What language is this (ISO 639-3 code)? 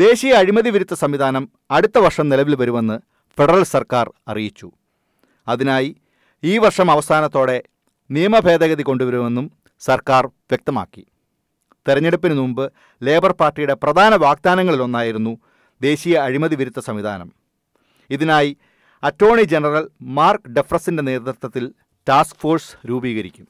mal